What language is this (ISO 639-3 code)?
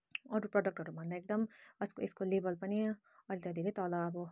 nep